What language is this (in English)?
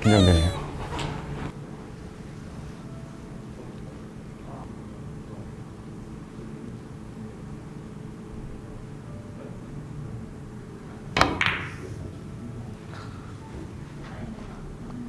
Korean